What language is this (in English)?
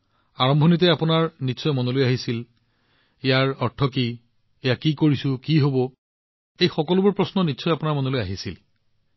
Assamese